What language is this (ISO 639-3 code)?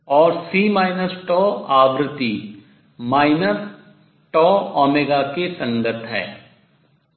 hin